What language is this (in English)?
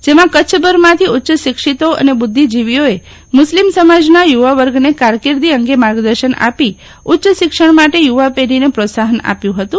Gujarati